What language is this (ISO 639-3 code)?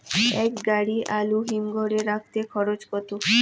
ben